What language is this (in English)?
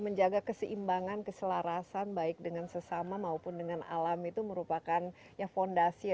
Indonesian